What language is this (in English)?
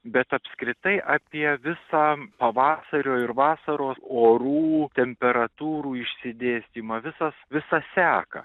Lithuanian